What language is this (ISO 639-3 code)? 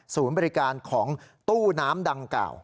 tha